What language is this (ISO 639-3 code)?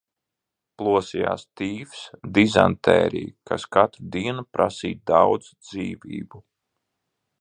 lav